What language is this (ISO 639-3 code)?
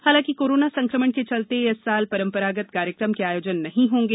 hin